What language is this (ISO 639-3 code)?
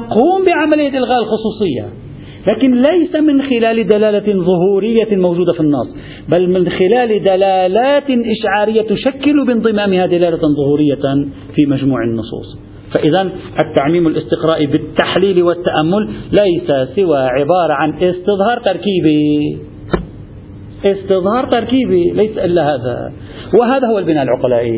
ara